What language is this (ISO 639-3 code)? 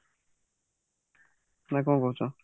ori